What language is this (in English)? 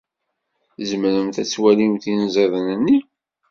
Kabyle